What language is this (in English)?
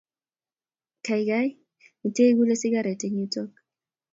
Kalenjin